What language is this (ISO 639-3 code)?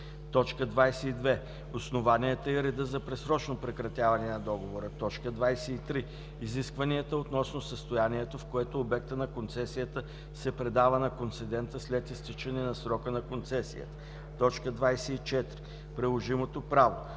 bul